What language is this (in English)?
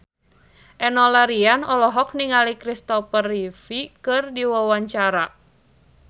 Sundanese